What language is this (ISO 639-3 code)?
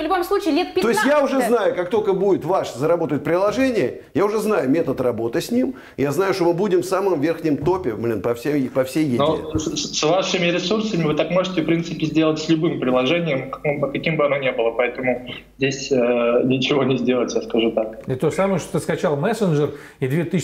rus